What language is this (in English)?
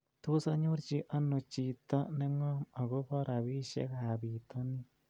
Kalenjin